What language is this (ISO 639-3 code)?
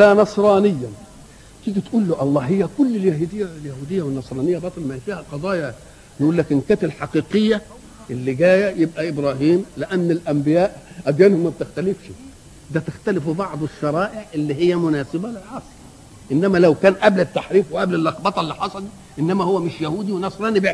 ara